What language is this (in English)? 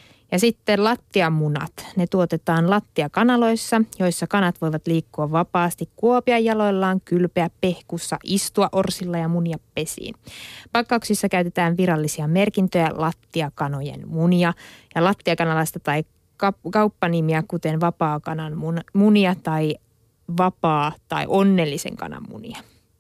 Finnish